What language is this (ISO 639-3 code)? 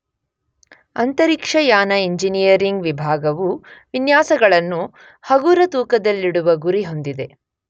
kan